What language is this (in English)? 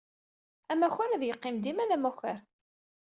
Kabyle